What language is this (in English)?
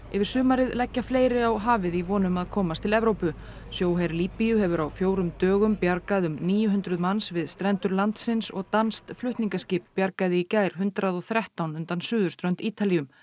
Icelandic